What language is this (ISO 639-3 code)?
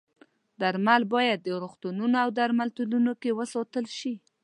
pus